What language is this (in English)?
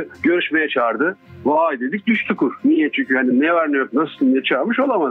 Turkish